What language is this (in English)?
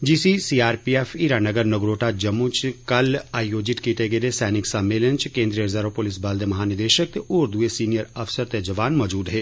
Dogri